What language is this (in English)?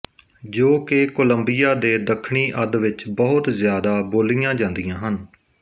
Punjabi